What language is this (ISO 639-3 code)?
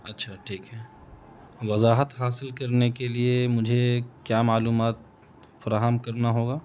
urd